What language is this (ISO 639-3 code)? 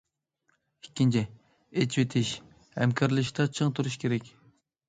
uig